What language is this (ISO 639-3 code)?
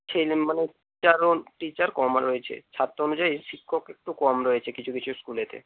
ben